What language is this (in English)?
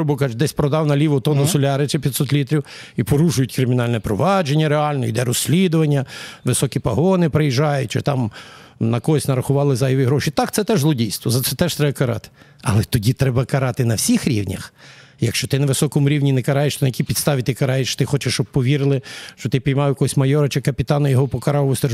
Ukrainian